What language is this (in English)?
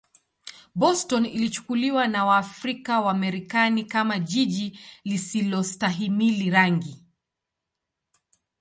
Swahili